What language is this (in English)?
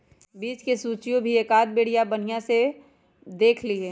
Magahi